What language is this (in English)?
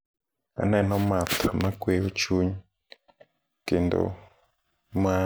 Luo (Kenya and Tanzania)